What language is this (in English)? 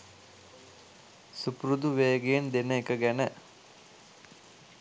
Sinhala